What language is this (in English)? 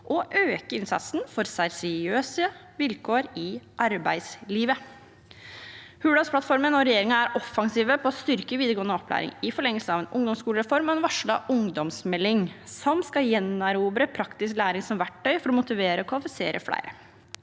Norwegian